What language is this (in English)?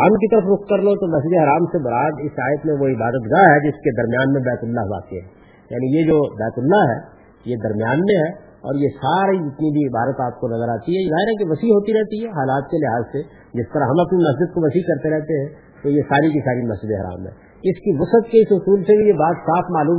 Urdu